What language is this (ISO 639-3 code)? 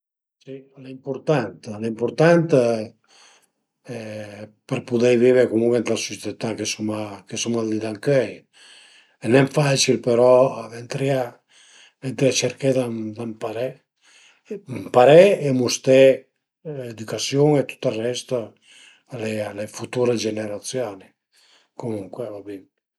pms